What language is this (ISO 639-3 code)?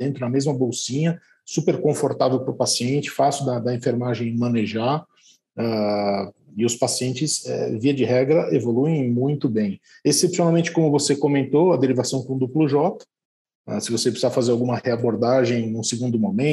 por